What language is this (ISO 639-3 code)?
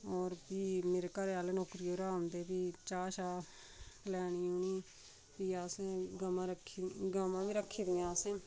doi